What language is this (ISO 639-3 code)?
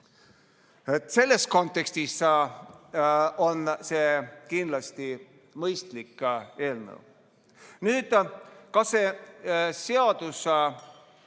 est